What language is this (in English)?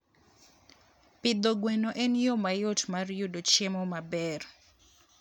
Luo (Kenya and Tanzania)